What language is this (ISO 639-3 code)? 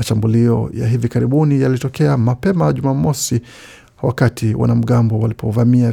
swa